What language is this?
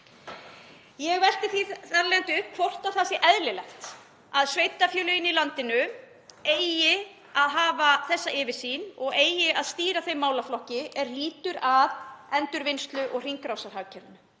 Icelandic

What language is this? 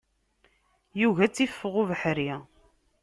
Kabyle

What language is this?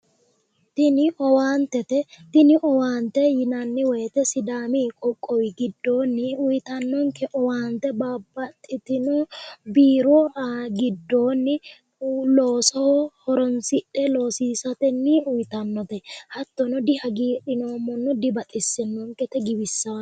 Sidamo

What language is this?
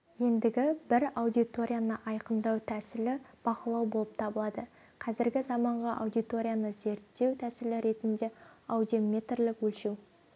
Kazakh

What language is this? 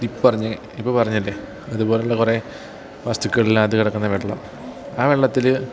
Malayalam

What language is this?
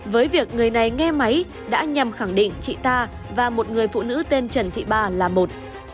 Vietnamese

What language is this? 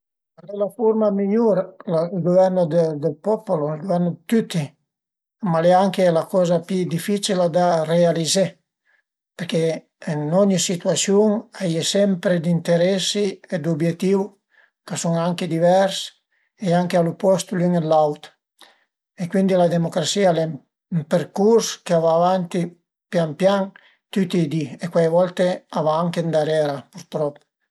Piedmontese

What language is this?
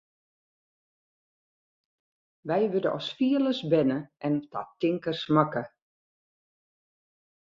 Western Frisian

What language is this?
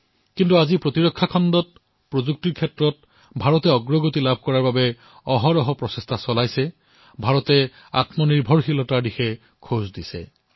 Assamese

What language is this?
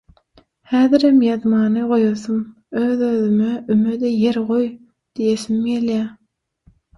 Turkmen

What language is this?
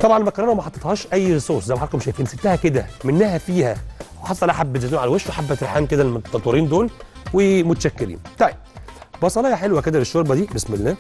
Arabic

